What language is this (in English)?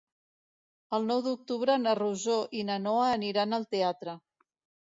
Catalan